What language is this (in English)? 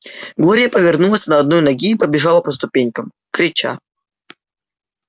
Russian